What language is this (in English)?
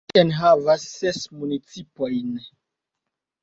Esperanto